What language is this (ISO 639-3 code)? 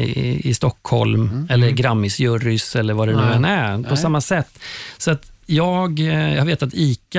swe